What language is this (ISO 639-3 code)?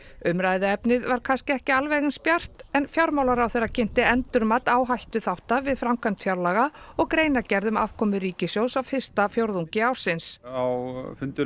isl